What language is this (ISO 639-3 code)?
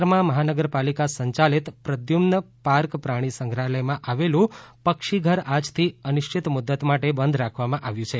guj